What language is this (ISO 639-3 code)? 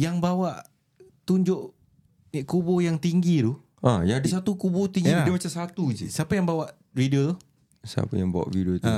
msa